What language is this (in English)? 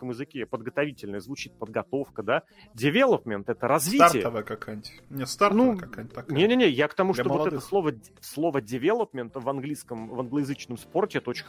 Russian